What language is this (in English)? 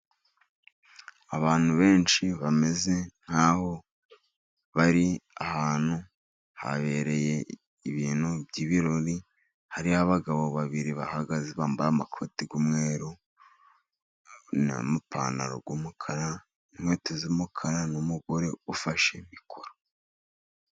Kinyarwanda